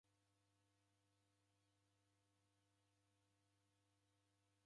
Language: Taita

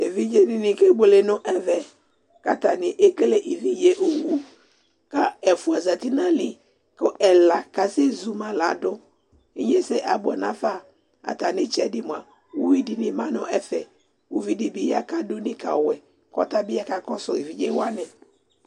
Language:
Ikposo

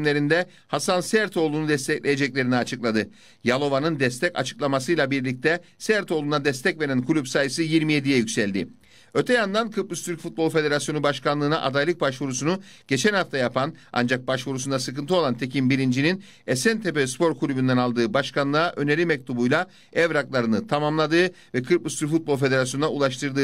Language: Turkish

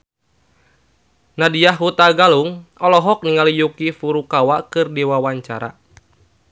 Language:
Sundanese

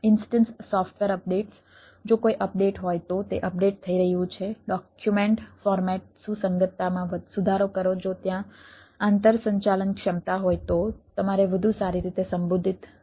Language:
Gujarati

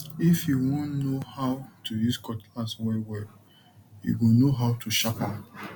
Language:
Nigerian Pidgin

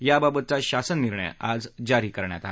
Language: Marathi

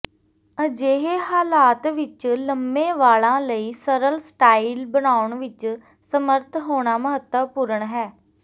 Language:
Punjabi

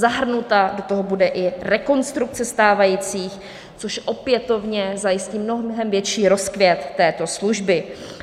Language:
Czech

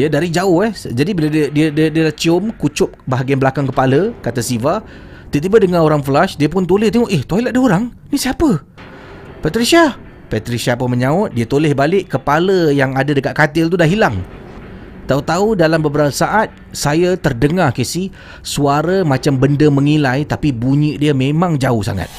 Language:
Malay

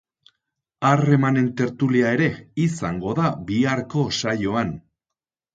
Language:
Basque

